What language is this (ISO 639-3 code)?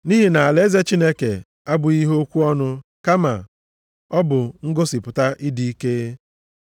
ibo